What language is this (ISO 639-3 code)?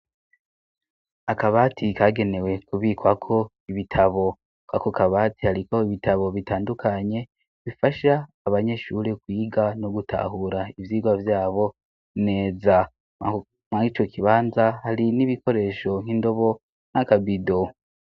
run